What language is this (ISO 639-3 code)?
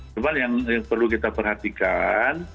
ind